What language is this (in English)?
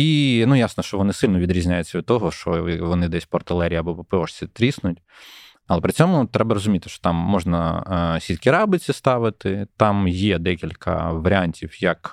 Ukrainian